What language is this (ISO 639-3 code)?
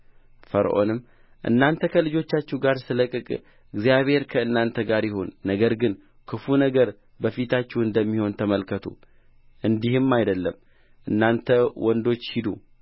amh